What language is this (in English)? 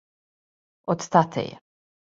Serbian